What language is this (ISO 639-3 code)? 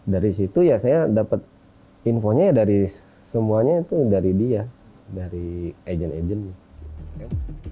ind